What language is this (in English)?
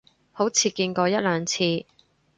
Cantonese